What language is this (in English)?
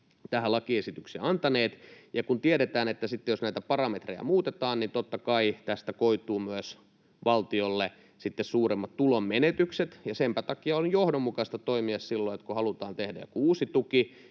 Finnish